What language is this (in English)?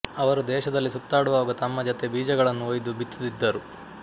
Kannada